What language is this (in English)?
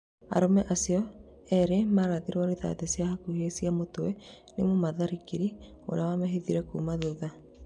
Kikuyu